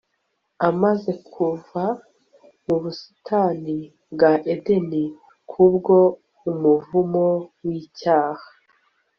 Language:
Kinyarwanda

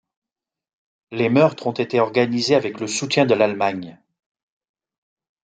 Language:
French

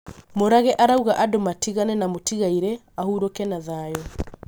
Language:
Kikuyu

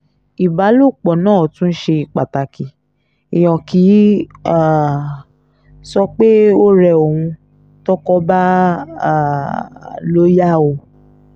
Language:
Yoruba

